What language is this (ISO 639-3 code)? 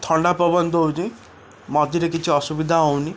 ori